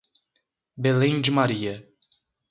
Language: Portuguese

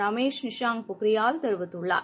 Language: Tamil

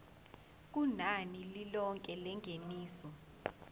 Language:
Zulu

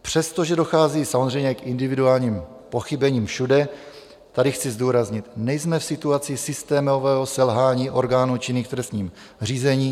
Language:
Czech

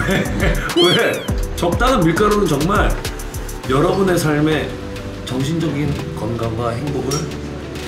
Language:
Korean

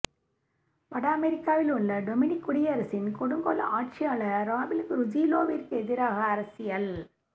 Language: Tamil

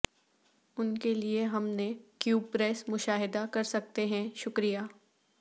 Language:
Urdu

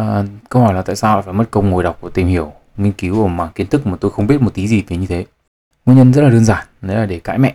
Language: Vietnamese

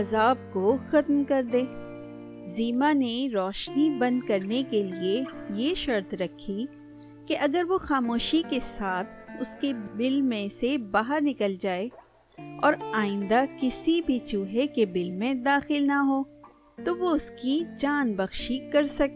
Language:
Urdu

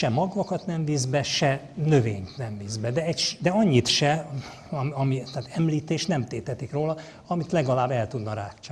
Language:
Hungarian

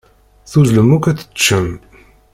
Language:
Kabyle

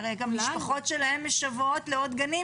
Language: Hebrew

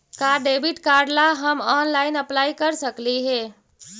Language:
Magahi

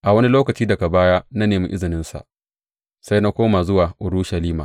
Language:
Hausa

